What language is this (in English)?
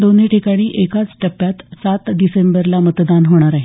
Marathi